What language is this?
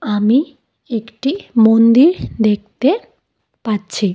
Bangla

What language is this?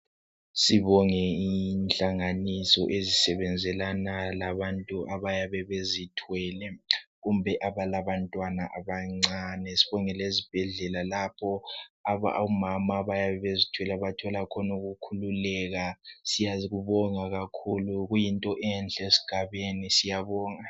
North Ndebele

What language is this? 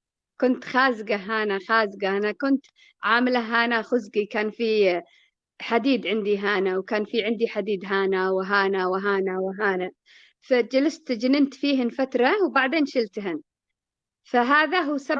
Arabic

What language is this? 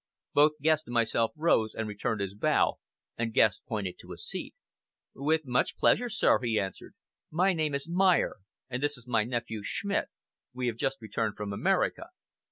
English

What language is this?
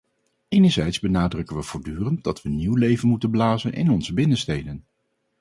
Dutch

